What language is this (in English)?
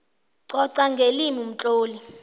South Ndebele